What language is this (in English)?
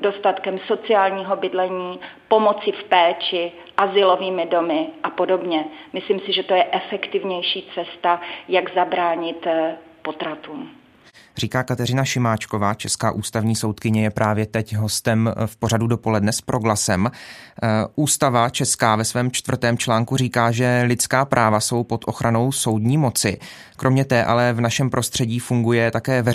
Czech